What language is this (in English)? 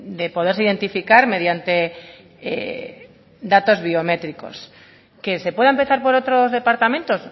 Spanish